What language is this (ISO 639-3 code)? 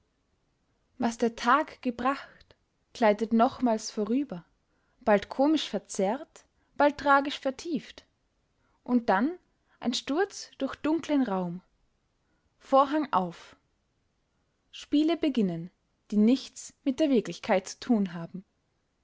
deu